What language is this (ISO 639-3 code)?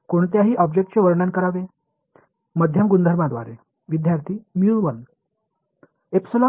tam